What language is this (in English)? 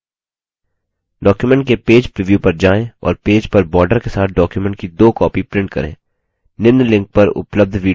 Hindi